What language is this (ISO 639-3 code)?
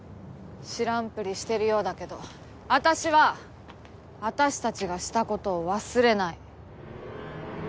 jpn